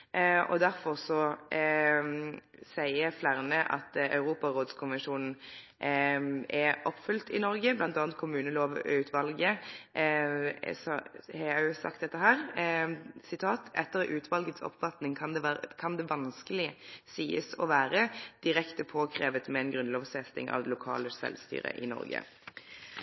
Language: Norwegian Nynorsk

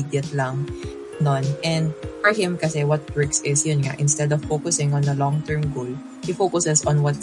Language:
Filipino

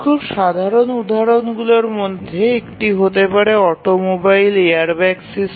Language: Bangla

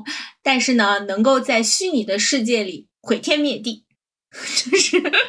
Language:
Chinese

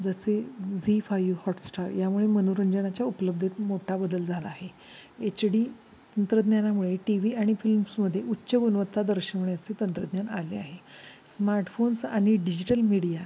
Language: Marathi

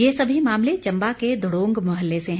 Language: Hindi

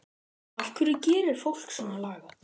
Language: Icelandic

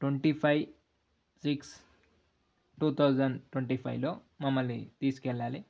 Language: Telugu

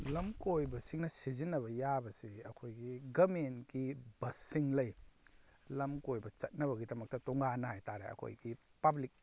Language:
Manipuri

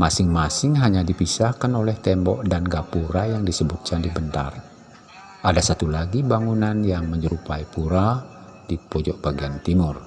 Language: Indonesian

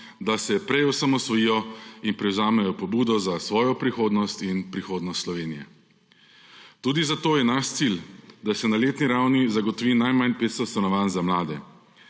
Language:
Slovenian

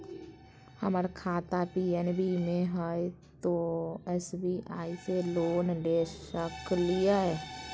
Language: Magahi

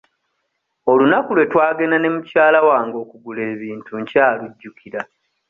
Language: Ganda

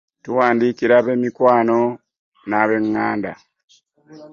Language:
Ganda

